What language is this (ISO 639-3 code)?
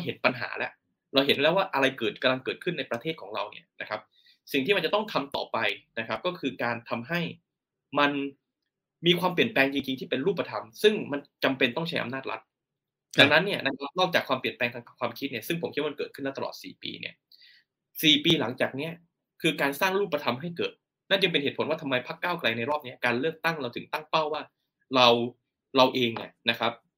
tha